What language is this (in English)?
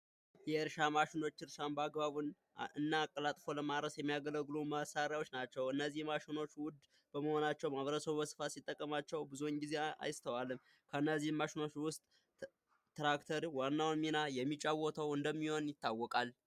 Amharic